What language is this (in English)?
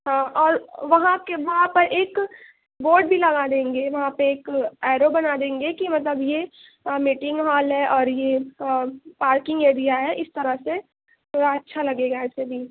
Urdu